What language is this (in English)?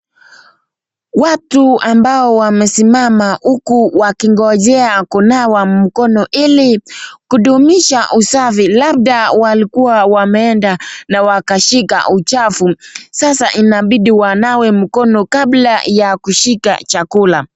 Swahili